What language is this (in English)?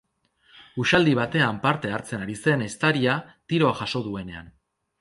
Basque